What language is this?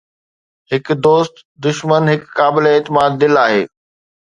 Sindhi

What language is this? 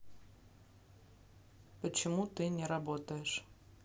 Russian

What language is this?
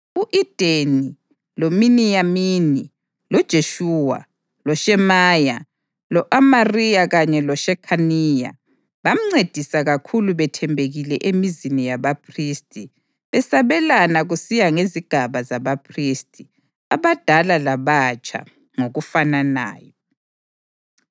North Ndebele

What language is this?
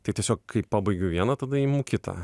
Lithuanian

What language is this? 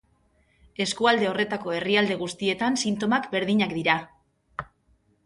Basque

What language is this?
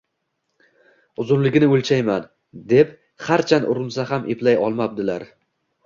Uzbek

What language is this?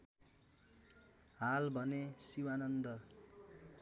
Nepali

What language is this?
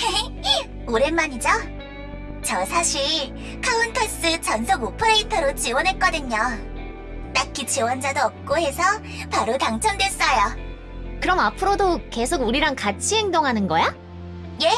Korean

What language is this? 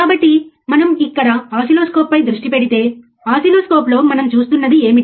Telugu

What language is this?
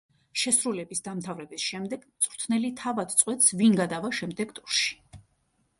Georgian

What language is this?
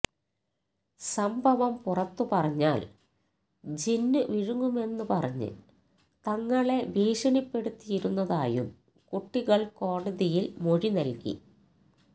Malayalam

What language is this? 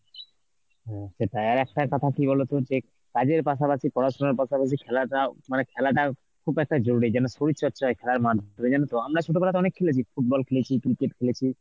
Bangla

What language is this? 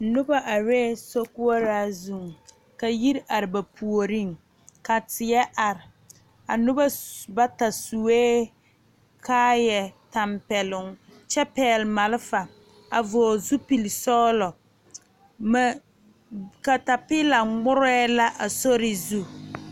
Southern Dagaare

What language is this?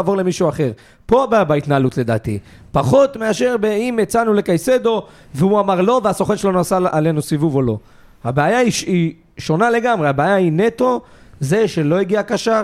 Hebrew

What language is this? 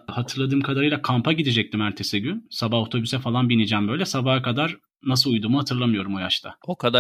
Turkish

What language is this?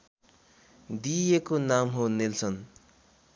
Nepali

